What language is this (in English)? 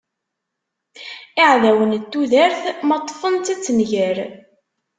Kabyle